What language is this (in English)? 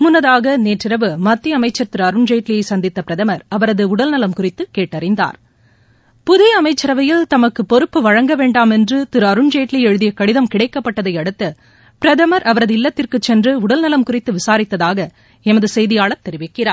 Tamil